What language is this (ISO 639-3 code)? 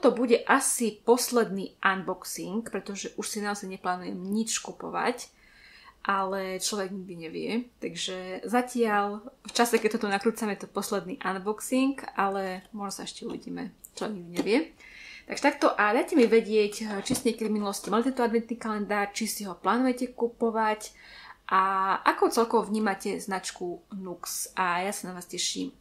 slk